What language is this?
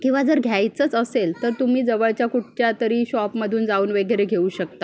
Marathi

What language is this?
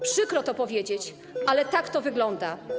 Polish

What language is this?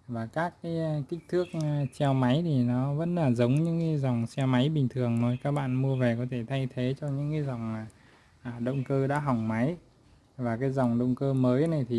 Vietnamese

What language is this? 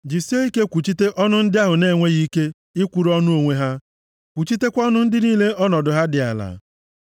Igbo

